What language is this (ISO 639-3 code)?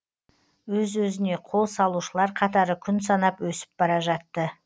kaz